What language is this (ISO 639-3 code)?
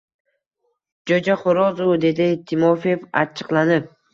uzb